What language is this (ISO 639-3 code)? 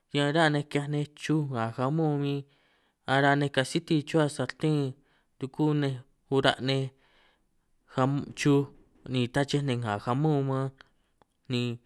trq